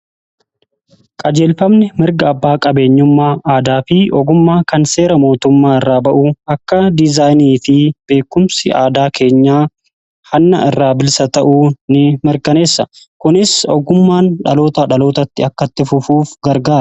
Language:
Oromo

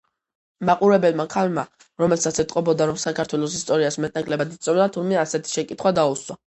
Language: Georgian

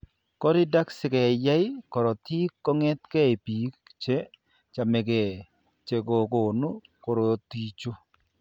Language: Kalenjin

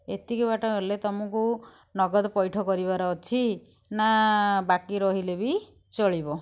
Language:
Odia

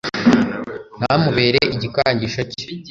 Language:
Kinyarwanda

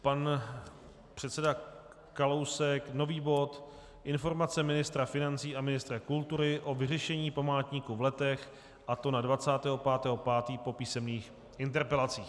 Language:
Czech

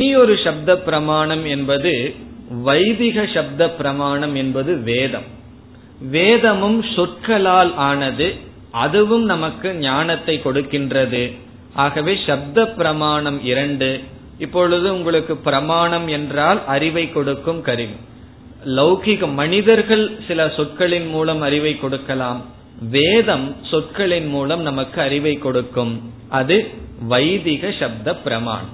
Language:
Tamil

